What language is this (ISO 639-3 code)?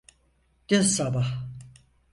tur